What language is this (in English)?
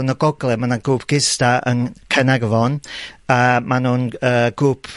Welsh